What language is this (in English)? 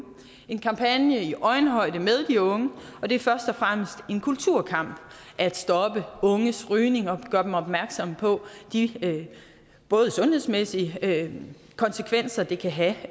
Danish